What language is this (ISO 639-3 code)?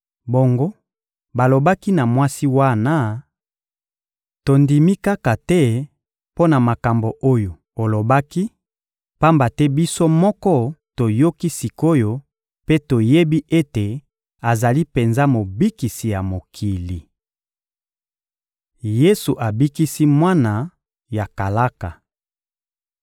lin